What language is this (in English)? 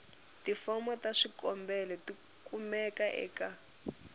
Tsonga